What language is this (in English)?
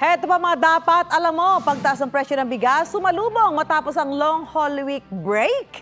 Filipino